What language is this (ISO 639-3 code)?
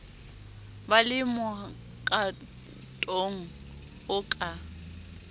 sot